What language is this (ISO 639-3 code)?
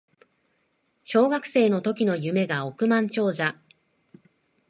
jpn